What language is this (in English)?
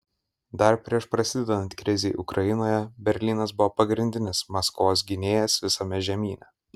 Lithuanian